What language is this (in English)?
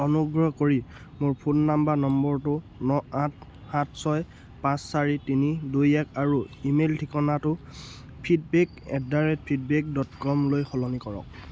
Assamese